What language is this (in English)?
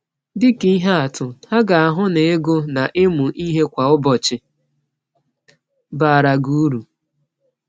Igbo